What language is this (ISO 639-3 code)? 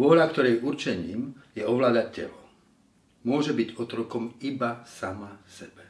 slk